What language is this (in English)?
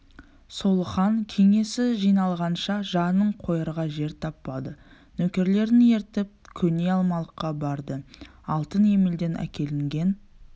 Kazakh